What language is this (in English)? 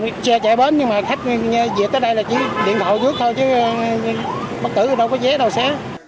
Vietnamese